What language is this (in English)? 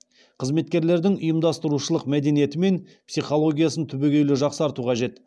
Kazakh